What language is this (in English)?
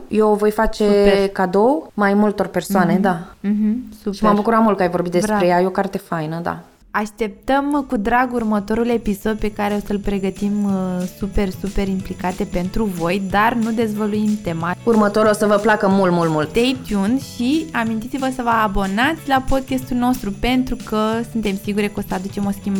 Romanian